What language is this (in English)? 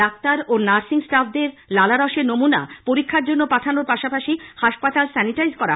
Bangla